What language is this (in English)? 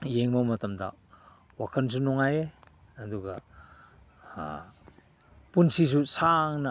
Manipuri